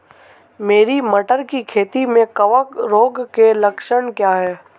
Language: Hindi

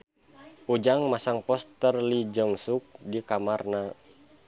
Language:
Sundanese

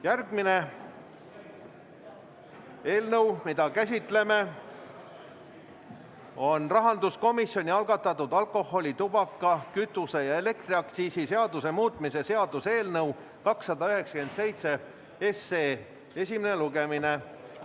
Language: Estonian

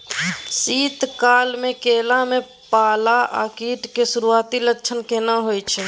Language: Maithili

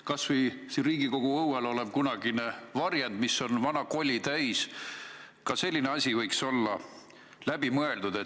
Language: Estonian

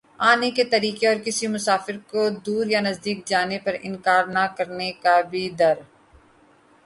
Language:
Urdu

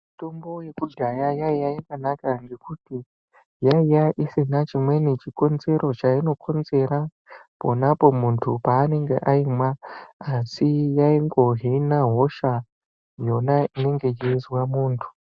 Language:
Ndau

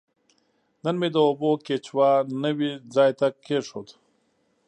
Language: Pashto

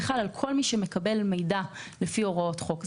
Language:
Hebrew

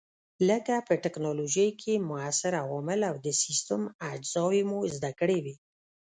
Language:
Pashto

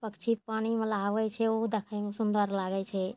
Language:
Maithili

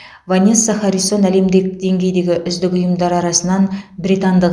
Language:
Kazakh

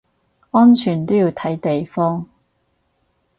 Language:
Cantonese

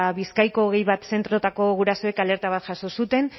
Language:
Basque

